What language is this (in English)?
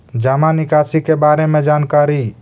Magahi